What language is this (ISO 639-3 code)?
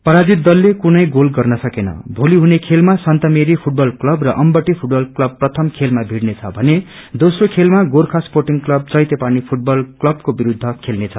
nep